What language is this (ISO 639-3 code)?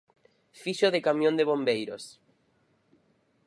glg